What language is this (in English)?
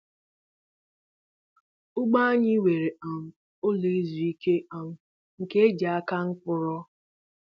Igbo